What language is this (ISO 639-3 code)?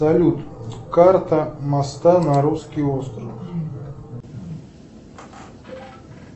rus